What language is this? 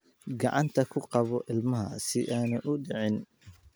Somali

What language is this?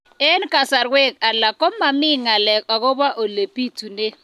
Kalenjin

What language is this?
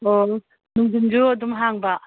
Manipuri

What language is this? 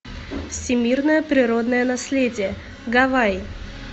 Russian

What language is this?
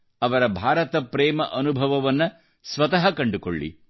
Kannada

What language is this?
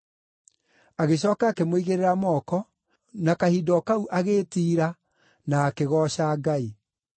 Kikuyu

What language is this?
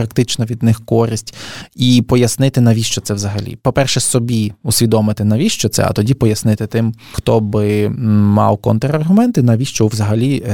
Ukrainian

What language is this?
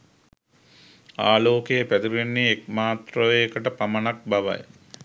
Sinhala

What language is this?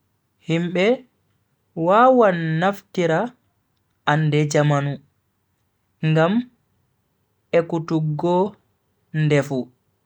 Bagirmi Fulfulde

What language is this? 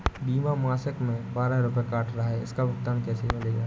Hindi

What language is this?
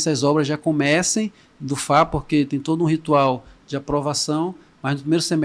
Portuguese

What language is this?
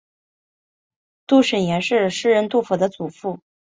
Chinese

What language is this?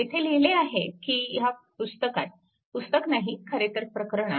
Marathi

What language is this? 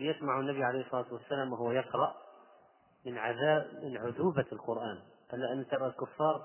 Arabic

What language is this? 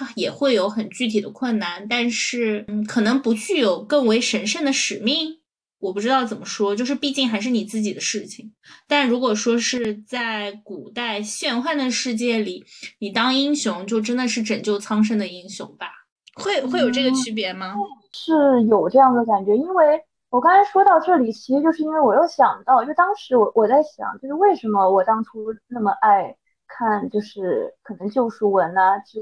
Chinese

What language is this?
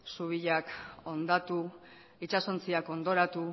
Basque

